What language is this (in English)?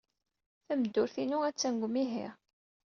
Kabyle